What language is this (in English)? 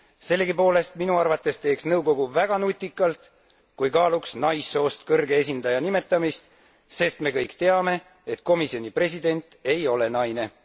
Estonian